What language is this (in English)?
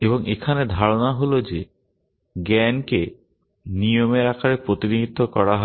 Bangla